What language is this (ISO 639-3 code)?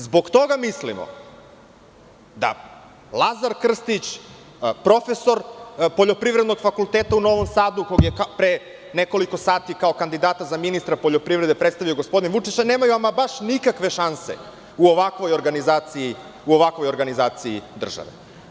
srp